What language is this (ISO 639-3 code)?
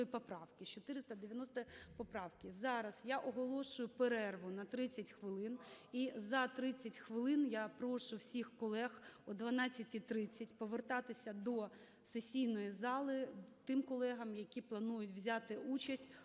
ukr